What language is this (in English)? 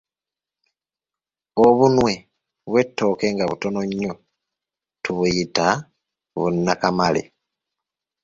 Ganda